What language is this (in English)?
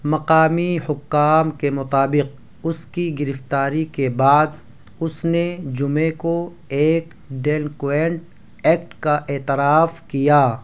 Urdu